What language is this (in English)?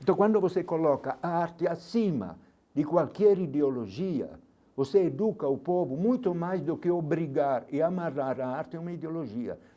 Portuguese